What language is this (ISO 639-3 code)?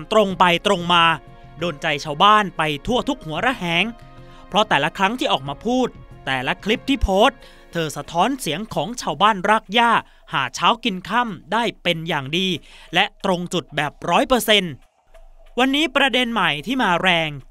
tha